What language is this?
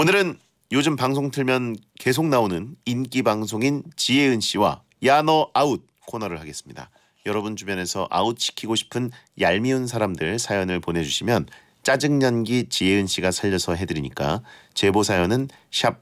Korean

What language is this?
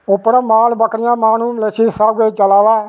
Dogri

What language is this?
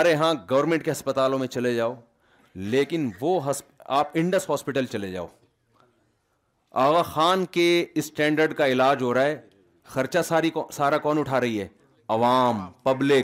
Urdu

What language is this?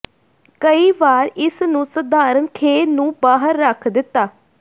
Punjabi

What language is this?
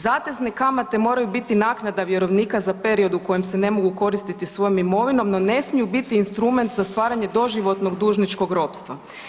Croatian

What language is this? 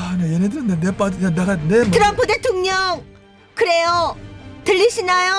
Korean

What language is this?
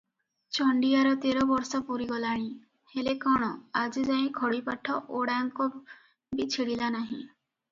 Odia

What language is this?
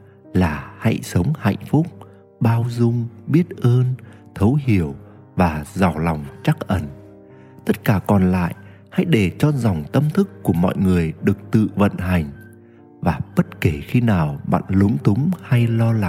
Vietnamese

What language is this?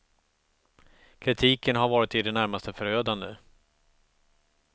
Swedish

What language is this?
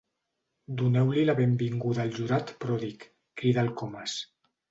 Catalan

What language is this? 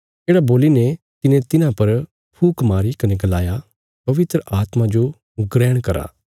Bilaspuri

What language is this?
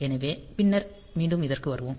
Tamil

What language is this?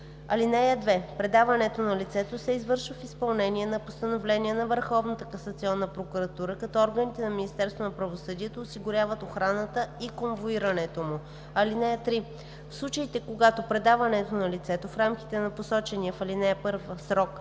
Bulgarian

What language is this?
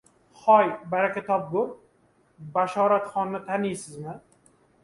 Uzbek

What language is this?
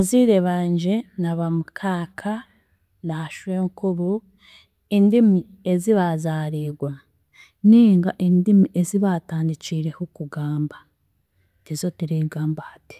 Chiga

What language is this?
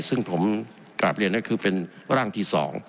Thai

